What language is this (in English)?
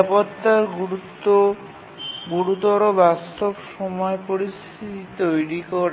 Bangla